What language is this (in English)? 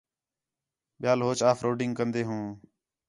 Khetrani